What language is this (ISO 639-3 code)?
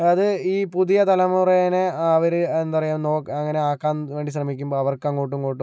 mal